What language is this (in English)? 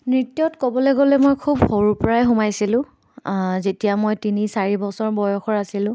Assamese